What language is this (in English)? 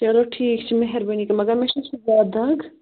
Kashmiri